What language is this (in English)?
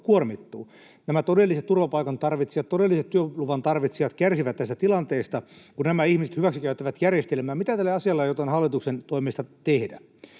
Finnish